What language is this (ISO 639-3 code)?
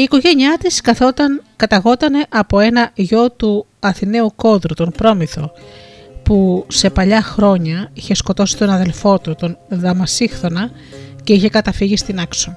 ell